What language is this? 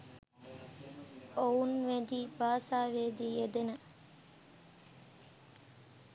Sinhala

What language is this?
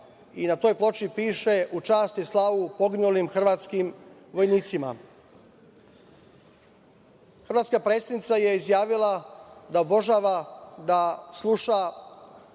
Serbian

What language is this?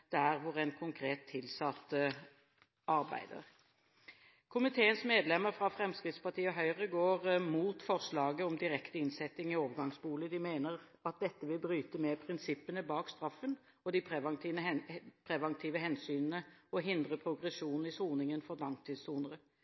Norwegian Bokmål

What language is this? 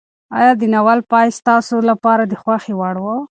Pashto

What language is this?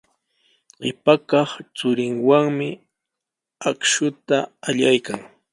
Sihuas Ancash Quechua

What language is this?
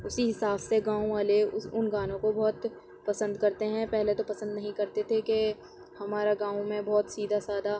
Urdu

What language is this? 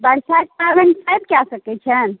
Maithili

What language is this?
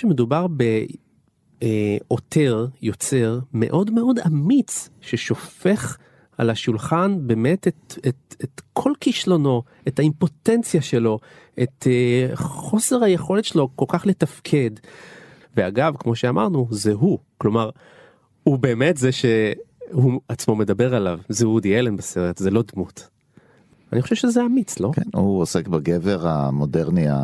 Hebrew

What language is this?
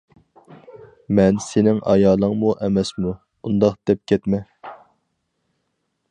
Uyghur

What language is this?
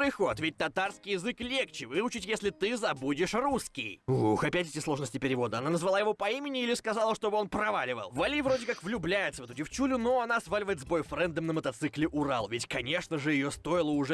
Russian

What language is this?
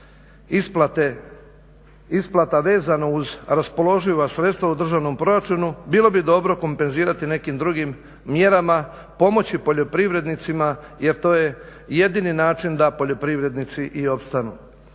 Croatian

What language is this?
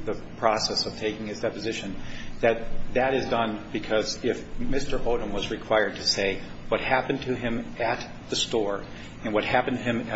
English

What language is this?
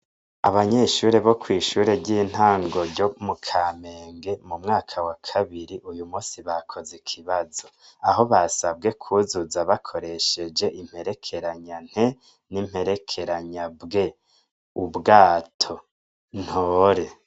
Rundi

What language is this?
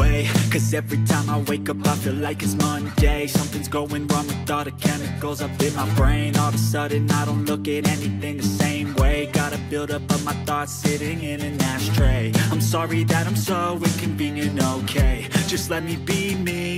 English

